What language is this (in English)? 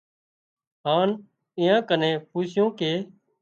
Wadiyara Koli